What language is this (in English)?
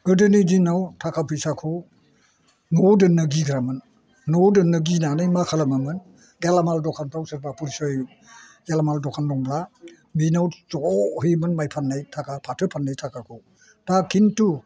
Bodo